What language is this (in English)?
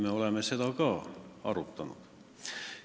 Estonian